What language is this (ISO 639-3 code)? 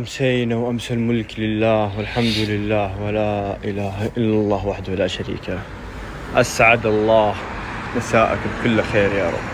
ara